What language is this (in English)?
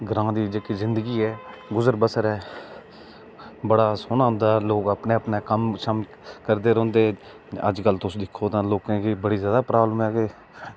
Dogri